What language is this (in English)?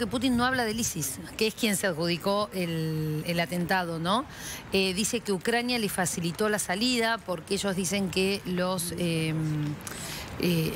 Spanish